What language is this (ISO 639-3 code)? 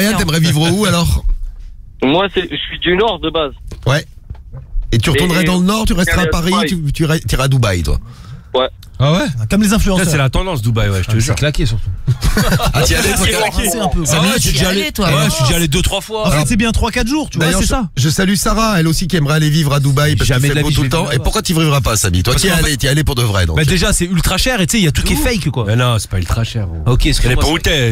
fra